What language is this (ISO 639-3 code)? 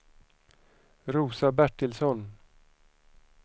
swe